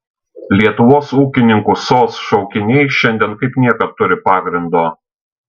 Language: Lithuanian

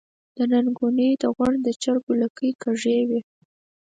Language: Pashto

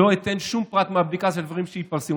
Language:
Hebrew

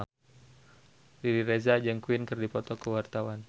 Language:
Sundanese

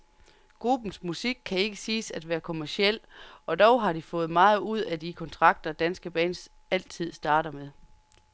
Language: Danish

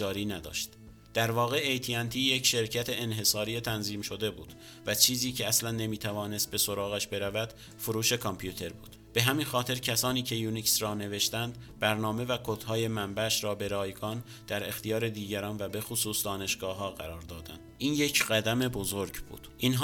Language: Persian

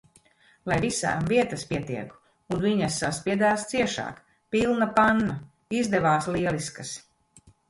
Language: Latvian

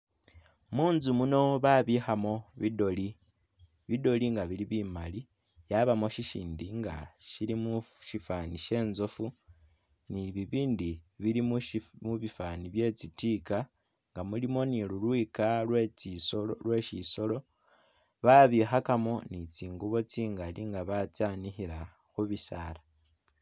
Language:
Masaaba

